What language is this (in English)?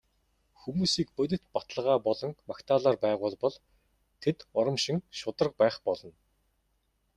Mongolian